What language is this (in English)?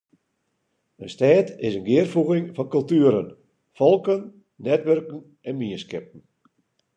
Western Frisian